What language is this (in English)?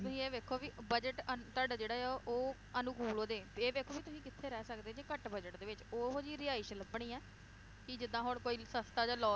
Punjabi